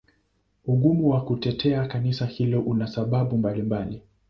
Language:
Swahili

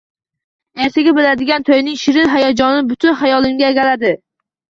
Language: Uzbek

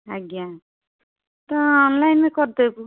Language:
Odia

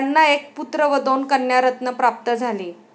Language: Marathi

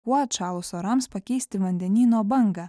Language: Lithuanian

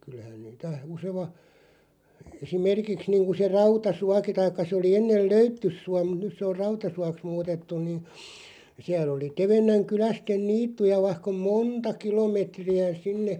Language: Finnish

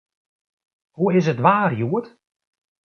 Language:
Western Frisian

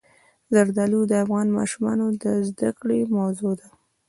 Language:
Pashto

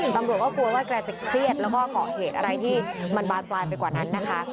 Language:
Thai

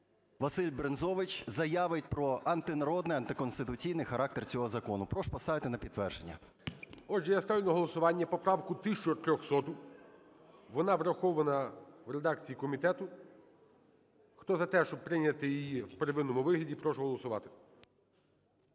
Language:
Ukrainian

